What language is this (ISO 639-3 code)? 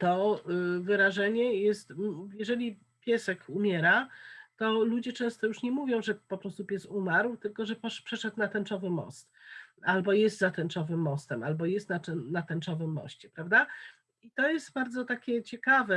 pol